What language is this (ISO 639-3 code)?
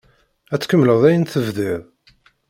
kab